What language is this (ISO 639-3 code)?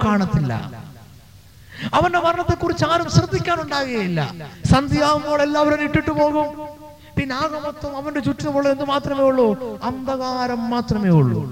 mal